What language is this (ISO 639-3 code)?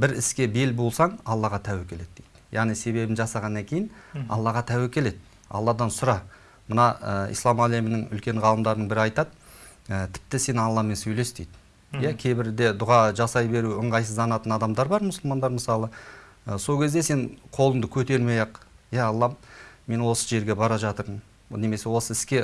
tur